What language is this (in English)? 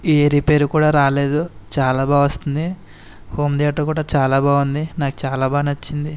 Telugu